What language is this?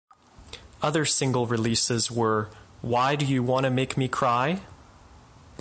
English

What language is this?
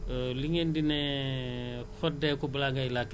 Wolof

